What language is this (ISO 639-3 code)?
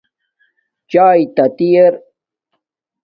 dmk